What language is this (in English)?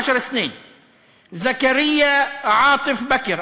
Hebrew